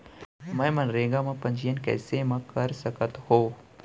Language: Chhattisgarhi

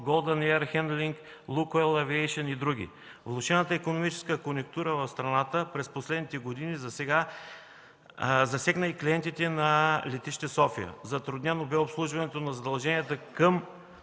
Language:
Bulgarian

